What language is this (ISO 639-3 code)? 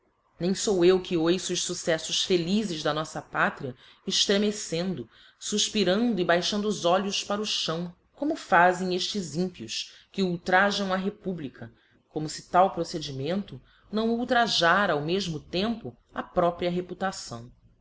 por